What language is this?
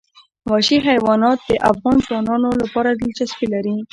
Pashto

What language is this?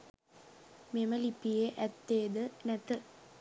Sinhala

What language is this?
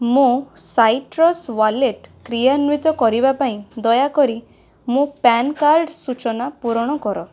Odia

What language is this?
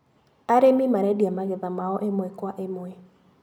Kikuyu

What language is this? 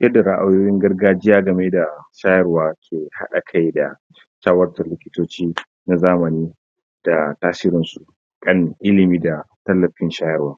Hausa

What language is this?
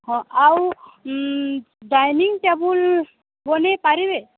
Odia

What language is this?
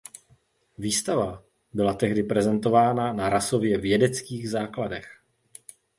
Czech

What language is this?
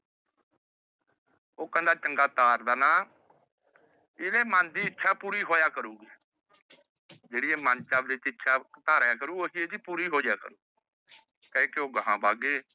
Punjabi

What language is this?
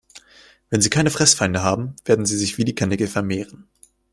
German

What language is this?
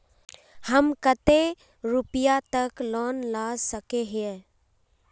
Magahi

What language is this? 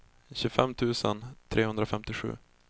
Swedish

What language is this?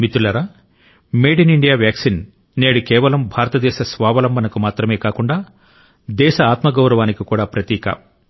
Telugu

